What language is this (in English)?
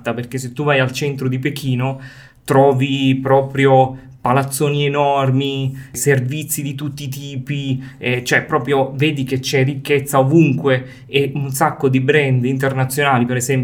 Italian